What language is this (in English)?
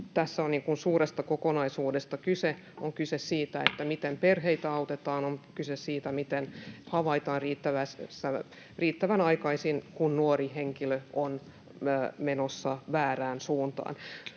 Finnish